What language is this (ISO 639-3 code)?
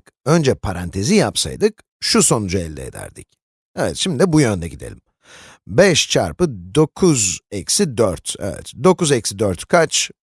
tur